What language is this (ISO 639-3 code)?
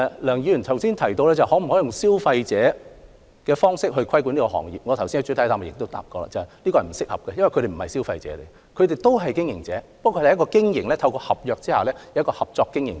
yue